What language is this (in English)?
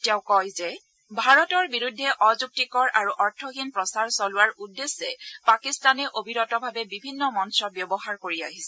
Assamese